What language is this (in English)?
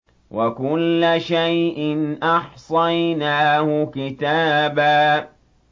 Arabic